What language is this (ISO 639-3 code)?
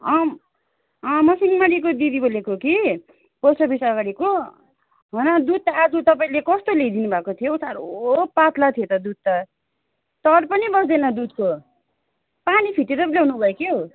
nep